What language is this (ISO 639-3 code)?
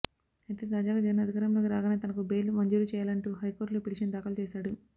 tel